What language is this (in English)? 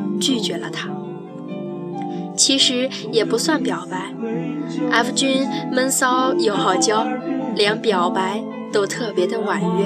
Chinese